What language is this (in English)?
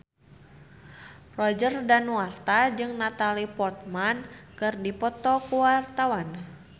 Sundanese